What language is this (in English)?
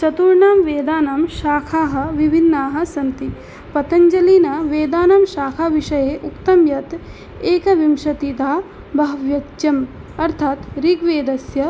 Sanskrit